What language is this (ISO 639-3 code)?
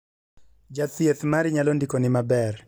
luo